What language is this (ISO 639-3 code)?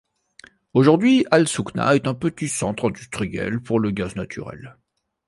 fra